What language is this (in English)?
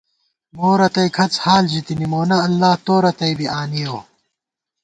Gawar-Bati